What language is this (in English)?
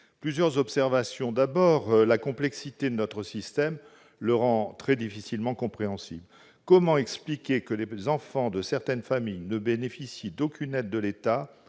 French